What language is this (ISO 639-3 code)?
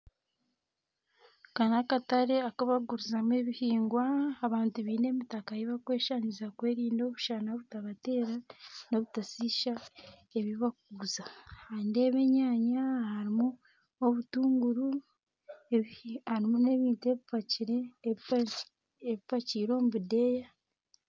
nyn